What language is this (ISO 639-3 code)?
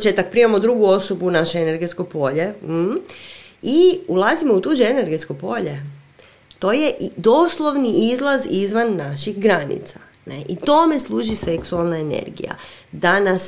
hrv